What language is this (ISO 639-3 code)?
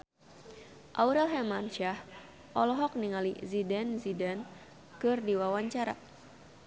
sun